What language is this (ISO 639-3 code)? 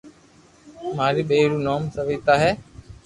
lrk